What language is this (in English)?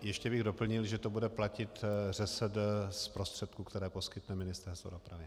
Czech